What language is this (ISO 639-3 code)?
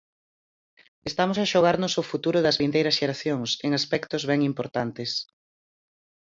glg